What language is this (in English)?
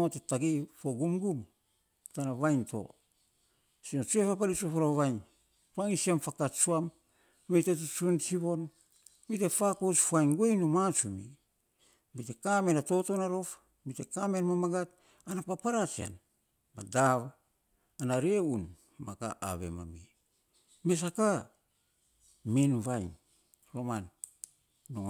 Saposa